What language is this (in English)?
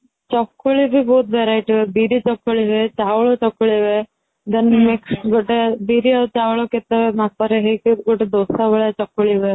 Odia